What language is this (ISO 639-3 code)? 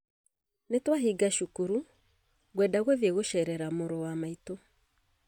kik